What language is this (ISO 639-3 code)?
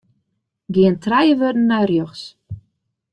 fry